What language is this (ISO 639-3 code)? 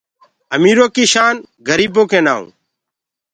ggg